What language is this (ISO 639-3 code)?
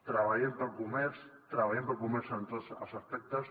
cat